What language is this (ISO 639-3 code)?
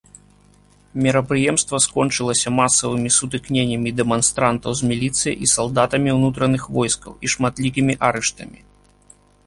bel